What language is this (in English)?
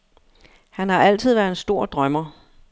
Danish